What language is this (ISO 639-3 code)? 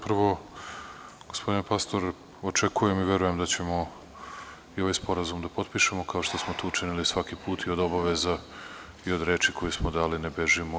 srp